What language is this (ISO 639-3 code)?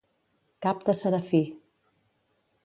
cat